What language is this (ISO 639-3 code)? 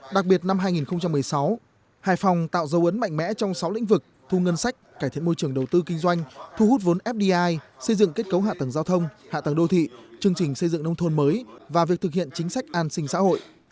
vie